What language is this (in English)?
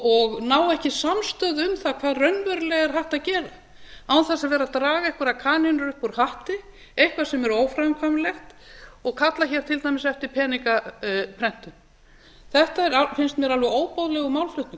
Icelandic